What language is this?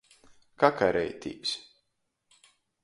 Latgalian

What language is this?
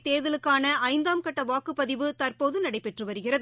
Tamil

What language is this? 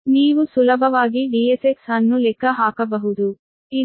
Kannada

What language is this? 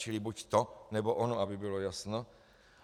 Czech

